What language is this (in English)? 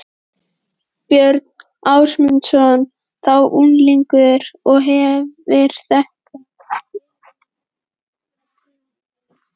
Icelandic